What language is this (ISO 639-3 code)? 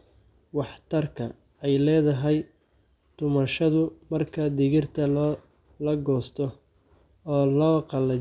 som